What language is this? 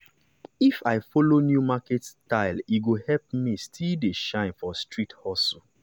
Nigerian Pidgin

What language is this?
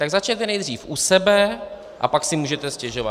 Czech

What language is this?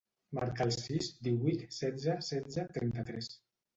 Catalan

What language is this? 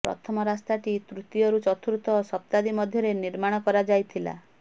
Odia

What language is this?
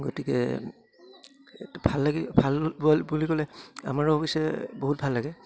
Assamese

